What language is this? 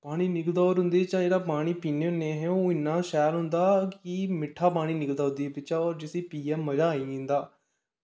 Dogri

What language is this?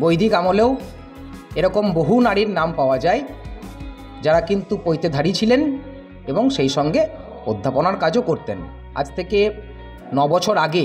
Bangla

